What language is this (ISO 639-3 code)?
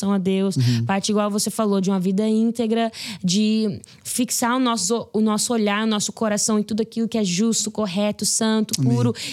por